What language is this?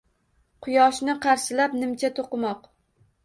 Uzbek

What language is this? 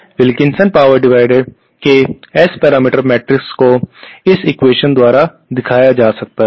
Hindi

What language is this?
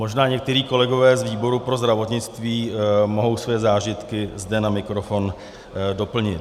Czech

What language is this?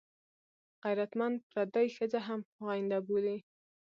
Pashto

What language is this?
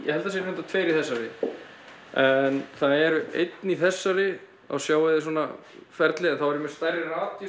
Icelandic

